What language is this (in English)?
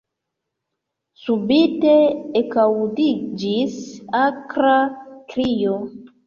Esperanto